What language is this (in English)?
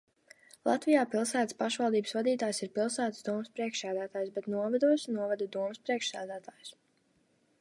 Latvian